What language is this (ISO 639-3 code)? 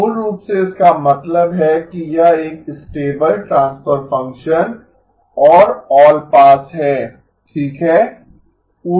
hin